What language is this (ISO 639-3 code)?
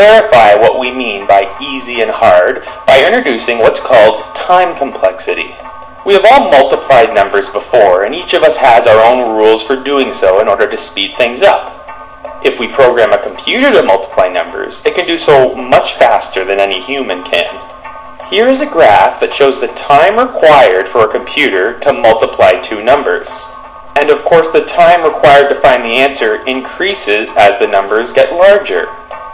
por